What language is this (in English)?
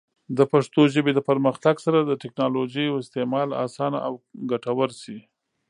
Pashto